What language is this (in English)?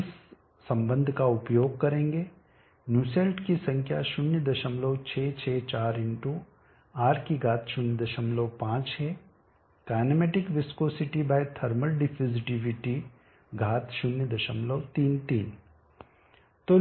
Hindi